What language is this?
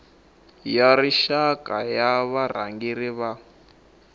Tsonga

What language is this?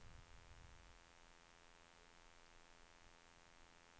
Swedish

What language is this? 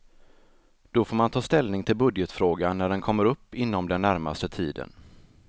Swedish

